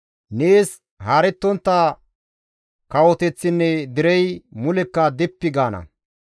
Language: Gamo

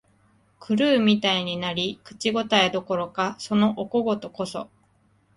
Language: Japanese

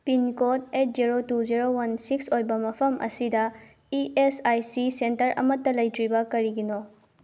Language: Manipuri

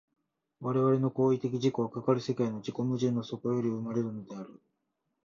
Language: Japanese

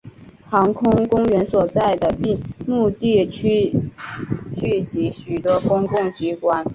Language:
Chinese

